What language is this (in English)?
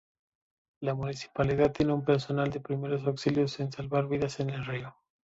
Spanish